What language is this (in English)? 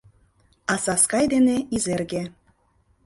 Mari